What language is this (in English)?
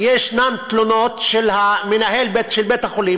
Hebrew